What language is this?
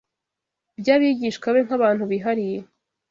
Kinyarwanda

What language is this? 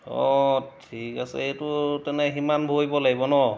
Assamese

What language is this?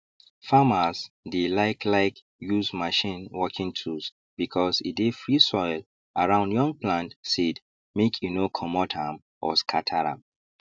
Nigerian Pidgin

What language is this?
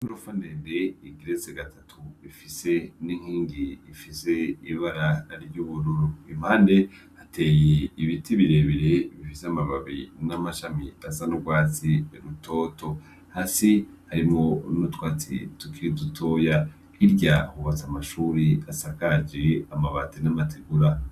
Rundi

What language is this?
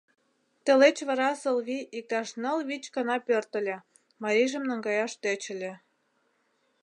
Mari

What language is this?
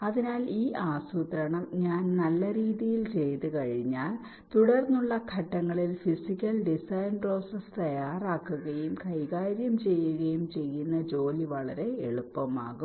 Malayalam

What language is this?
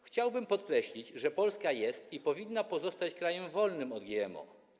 Polish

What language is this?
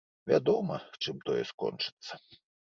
Belarusian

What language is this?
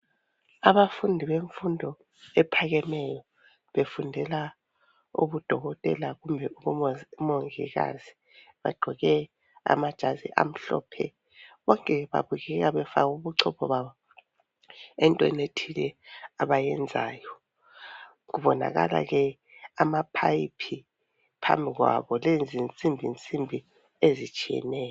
North Ndebele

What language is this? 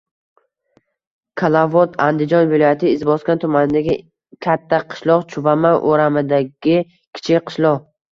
Uzbek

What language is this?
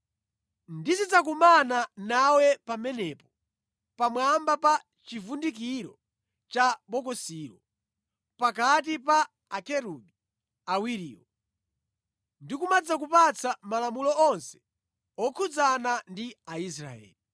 Nyanja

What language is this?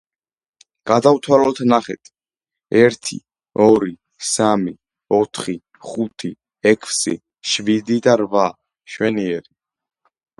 Georgian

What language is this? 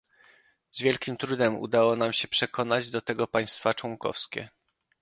Polish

